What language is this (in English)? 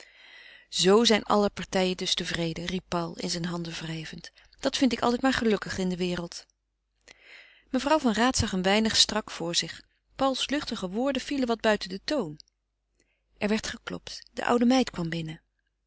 Dutch